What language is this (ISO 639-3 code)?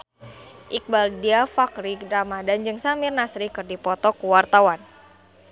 sun